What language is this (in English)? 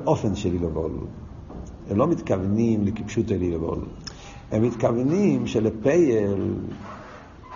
Hebrew